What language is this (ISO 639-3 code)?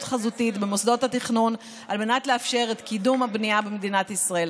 heb